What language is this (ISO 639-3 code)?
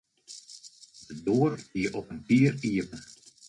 fry